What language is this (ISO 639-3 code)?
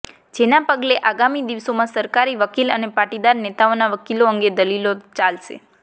guj